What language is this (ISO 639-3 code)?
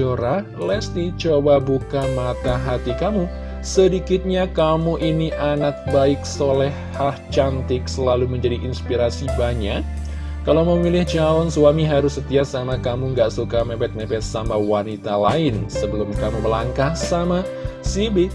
ind